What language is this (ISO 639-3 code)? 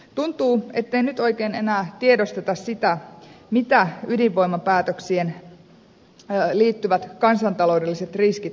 fin